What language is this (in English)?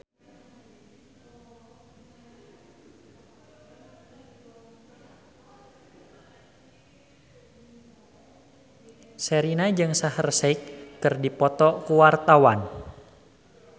Sundanese